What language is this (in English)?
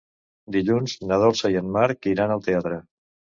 Catalan